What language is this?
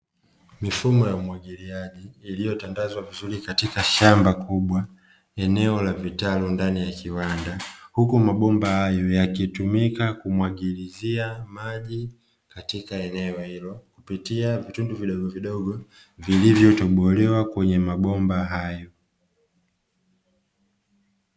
Swahili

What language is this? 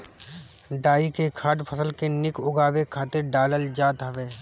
Bhojpuri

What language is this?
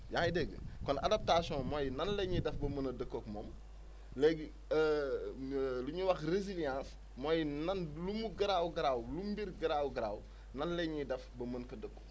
Wolof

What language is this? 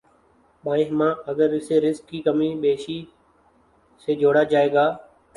Urdu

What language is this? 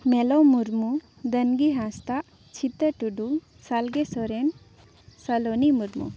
Santali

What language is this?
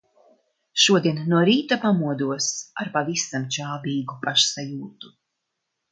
Latvian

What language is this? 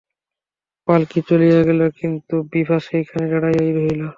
Bangla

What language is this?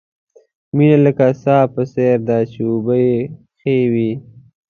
Pashto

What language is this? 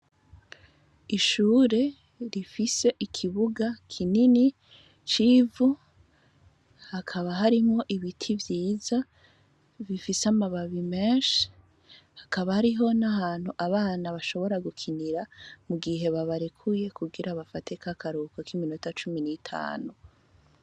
Rundi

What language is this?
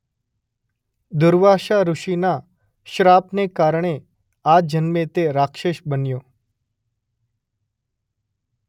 Gujarati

